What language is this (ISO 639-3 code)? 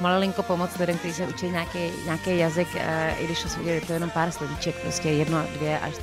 ces